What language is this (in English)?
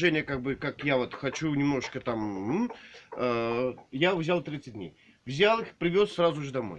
Russian